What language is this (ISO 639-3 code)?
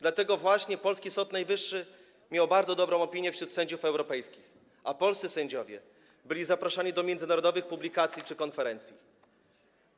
pol